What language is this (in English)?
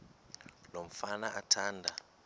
Xhosa